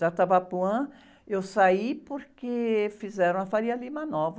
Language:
Portuguese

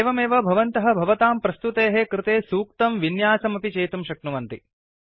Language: Sanskrit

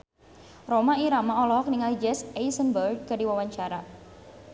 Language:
Sundanese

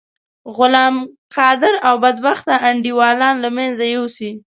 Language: Pashto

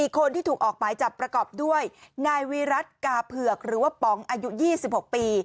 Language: Thai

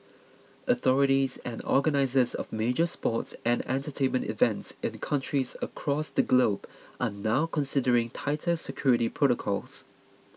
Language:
English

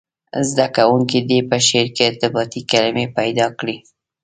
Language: Pashto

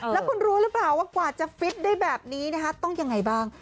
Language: Thai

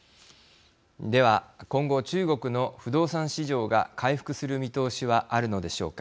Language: Japanese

